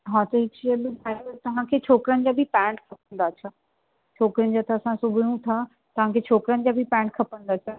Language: Sindhi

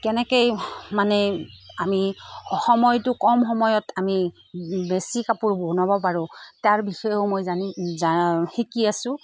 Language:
Assamese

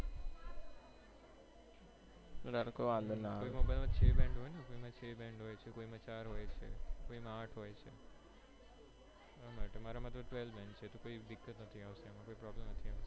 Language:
Gujarati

